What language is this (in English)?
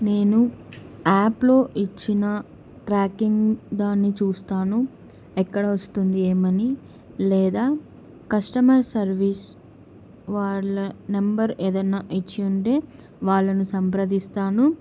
Telugu